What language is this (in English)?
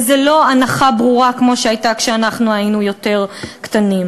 Hebrew